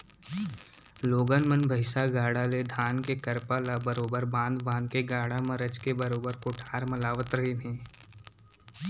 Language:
Chhattisgarhi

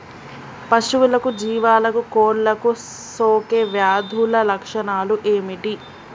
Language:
Telugu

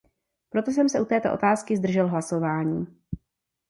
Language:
Czech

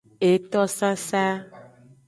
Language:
Aja (Benin)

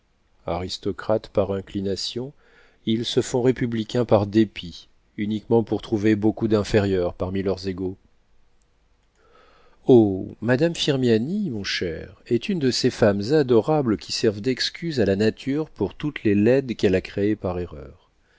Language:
French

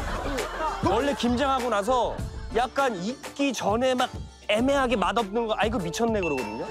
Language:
Korean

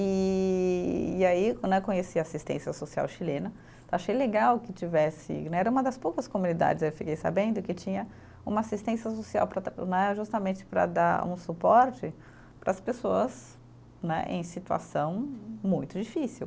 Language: Portuguese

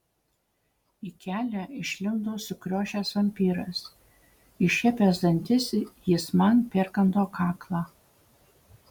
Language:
Lithuanian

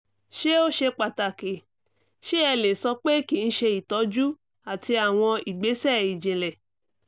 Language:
Yoruba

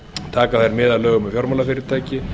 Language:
Icelandic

